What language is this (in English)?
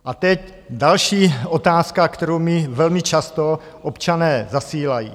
Czech